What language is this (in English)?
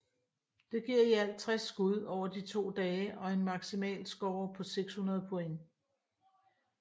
Danish